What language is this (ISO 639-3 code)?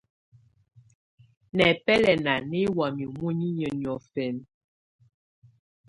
tvu